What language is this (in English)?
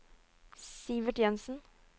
Norwegian